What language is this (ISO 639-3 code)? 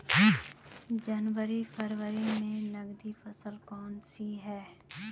hin